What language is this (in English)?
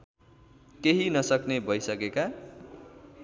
Nepali